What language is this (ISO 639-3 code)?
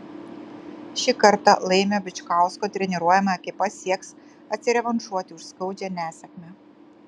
lit